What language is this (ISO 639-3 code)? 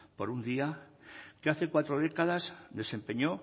spa